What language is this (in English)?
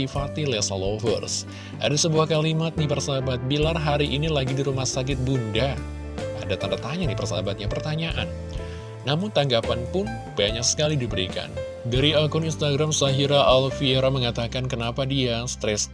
Indonesian